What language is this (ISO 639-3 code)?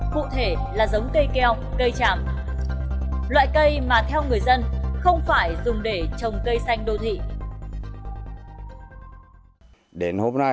vie